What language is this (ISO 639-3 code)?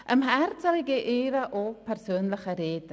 gsw